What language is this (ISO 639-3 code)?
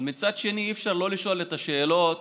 heb